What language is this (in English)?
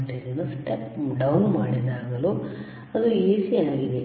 Kannada